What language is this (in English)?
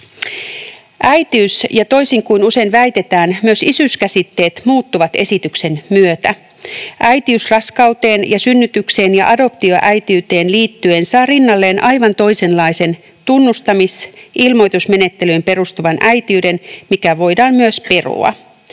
Finnish